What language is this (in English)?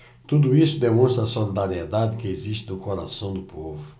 Portuguese